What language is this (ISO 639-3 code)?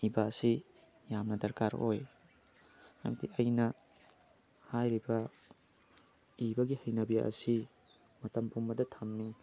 mni